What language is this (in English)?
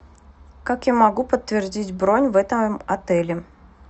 Russian